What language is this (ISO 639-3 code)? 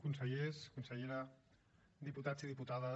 cat